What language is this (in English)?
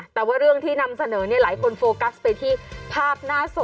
Thai